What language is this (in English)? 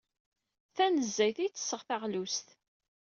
Kabyle